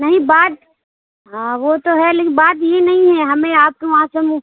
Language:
Urdu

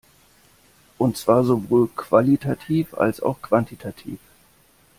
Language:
German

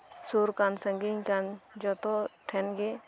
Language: Santali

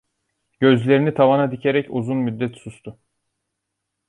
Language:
Turkish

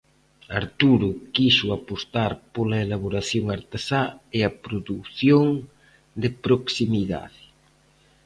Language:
Galician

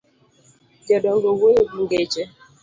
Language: Luo (Kenya and Tanzania)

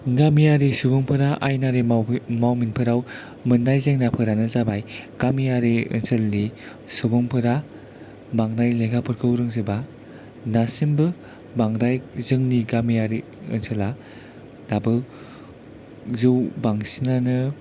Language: Bodo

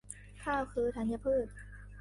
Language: Thai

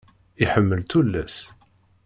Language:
Kabyle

